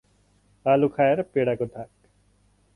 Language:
Nepali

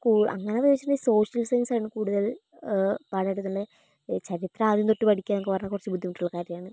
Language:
Malayalam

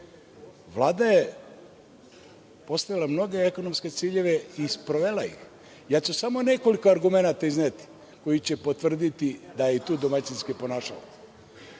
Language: Serbian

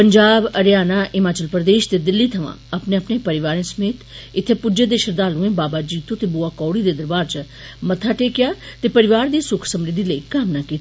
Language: Dogri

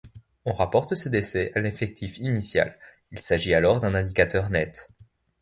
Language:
French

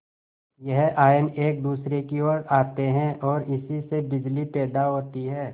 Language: Hindi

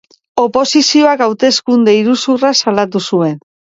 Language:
Basque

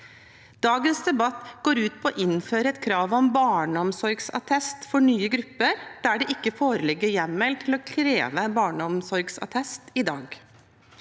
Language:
Norwegian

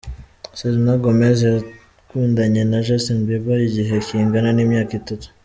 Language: Kinyarwanda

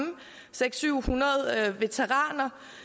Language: Danish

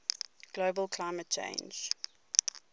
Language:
English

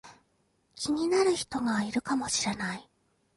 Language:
Japanese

